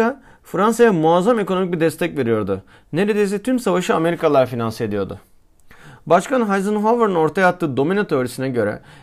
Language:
Turkish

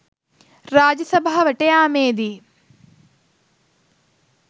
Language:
Sinhala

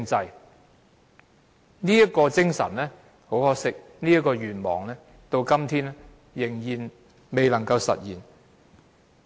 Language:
Cantonese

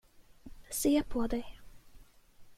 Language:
Swedish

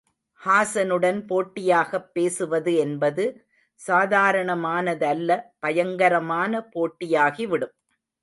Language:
Tamil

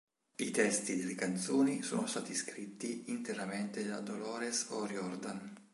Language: Italian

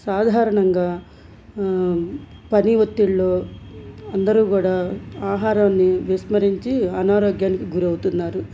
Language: Telugu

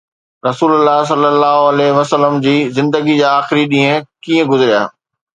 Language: Sindhi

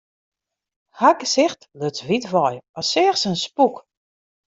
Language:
Western Frisian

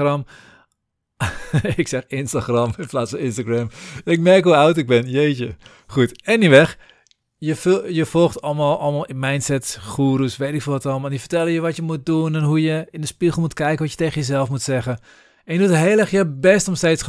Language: Dutch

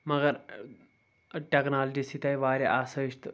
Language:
Kashmiri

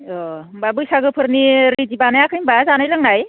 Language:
Bodo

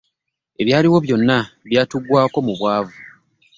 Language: Ganda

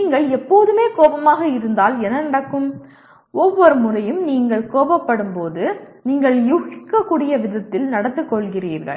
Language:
Tamil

